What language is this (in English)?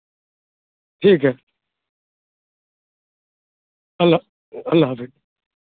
Urdu